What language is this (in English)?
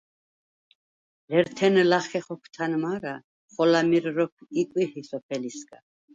Svan